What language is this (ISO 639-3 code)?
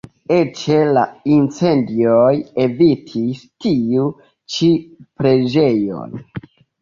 epo